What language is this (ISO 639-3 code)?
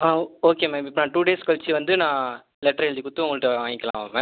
tam